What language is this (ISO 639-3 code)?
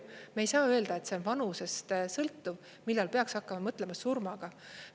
est